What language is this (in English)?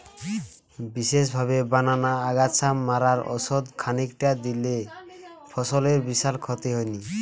Bangla